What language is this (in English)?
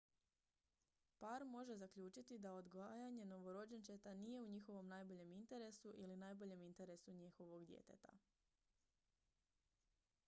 Croatian